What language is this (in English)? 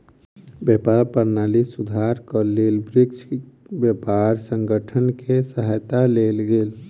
Maithili